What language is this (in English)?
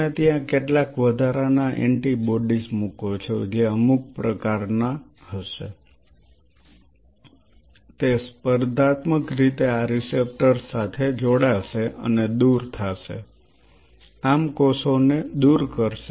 Gujarati